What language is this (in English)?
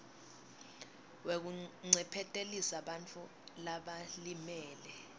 Swati